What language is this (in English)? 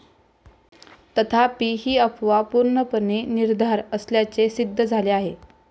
Marathi